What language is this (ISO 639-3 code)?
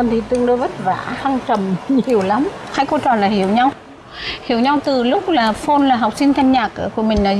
vie